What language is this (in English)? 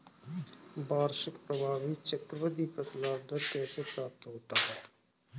Hindi